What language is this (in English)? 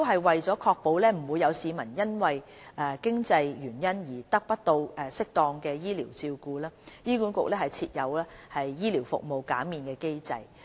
Cantonese